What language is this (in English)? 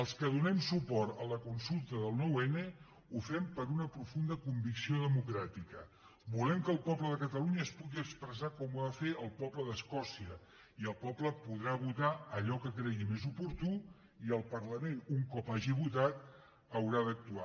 Catalan